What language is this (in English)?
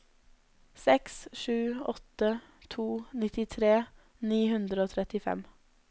Norwegian